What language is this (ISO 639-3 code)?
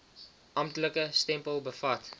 afr